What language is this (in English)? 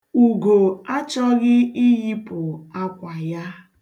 Igbo